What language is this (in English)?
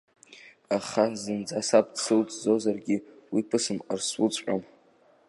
Abkhazian